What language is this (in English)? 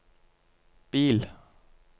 Norwegian